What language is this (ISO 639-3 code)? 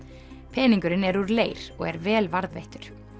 isl